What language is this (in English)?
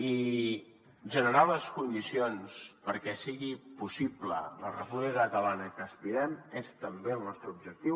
Catalan